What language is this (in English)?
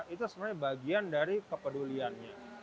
Indonesian